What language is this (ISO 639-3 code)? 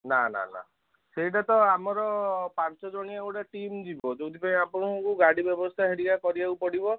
ori